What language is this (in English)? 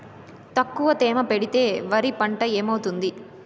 Telugu